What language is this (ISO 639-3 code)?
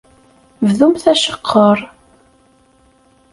kab